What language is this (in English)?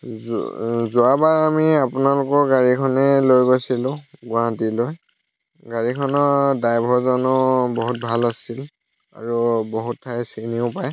Assamese